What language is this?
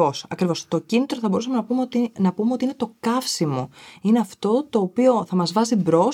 Greek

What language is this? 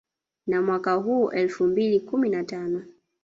Swahili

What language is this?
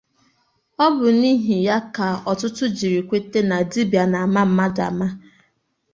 Igbo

